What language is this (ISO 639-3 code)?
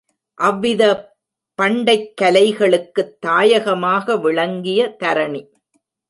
tam